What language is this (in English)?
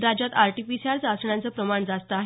Marathi